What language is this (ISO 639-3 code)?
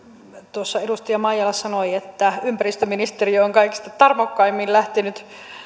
fin